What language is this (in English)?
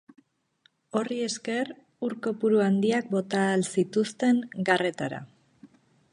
Basque